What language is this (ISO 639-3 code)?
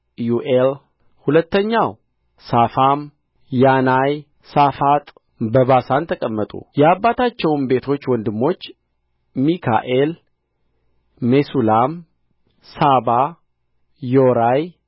amh